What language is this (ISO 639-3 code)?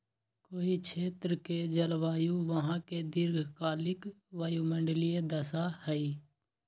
mag